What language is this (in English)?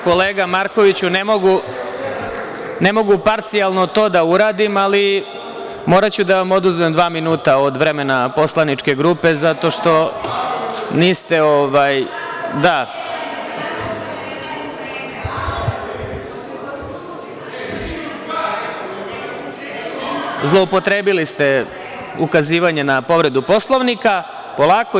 Serbian